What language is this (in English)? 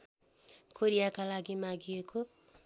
Nepali